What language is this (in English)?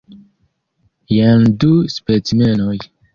Esperanto